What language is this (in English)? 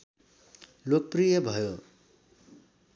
Nepali